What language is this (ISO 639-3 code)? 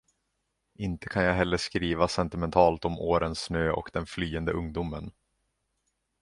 swe